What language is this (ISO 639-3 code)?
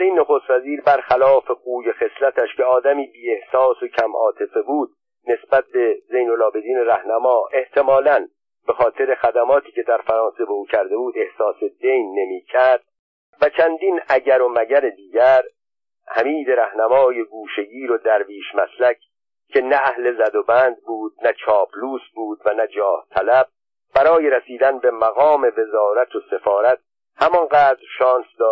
fas